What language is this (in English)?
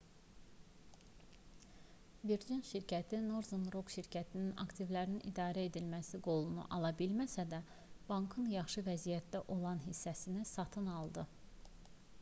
Azerbaijani